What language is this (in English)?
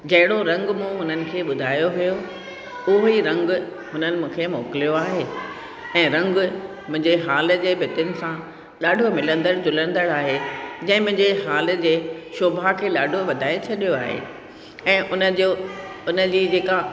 Sindhi